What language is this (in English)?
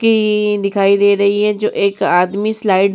Hindi